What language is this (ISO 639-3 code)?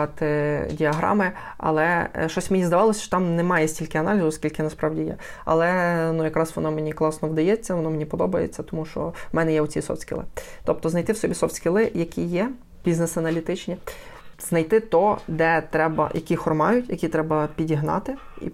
ukr